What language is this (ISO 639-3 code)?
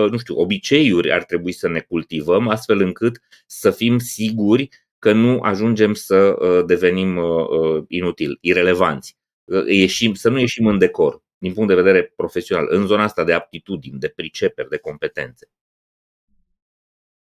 ron